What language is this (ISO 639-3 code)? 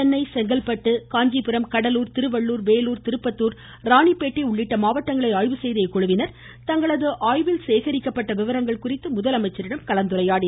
tam